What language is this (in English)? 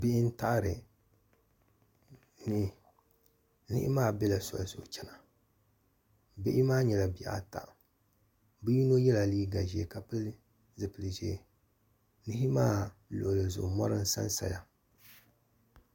Dagbani